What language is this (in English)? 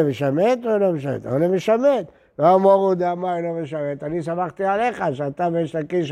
Hebrew